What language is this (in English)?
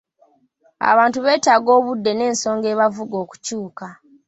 Ganda